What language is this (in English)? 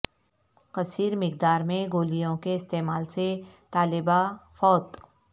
Urdu